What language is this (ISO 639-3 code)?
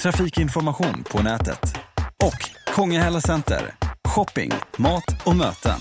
swe